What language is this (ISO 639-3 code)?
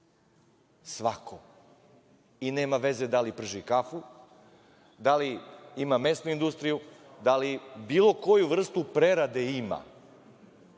srp